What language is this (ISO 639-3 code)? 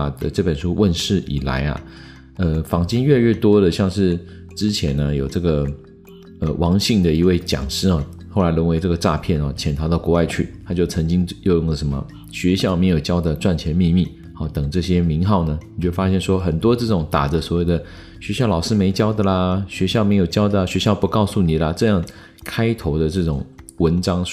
zho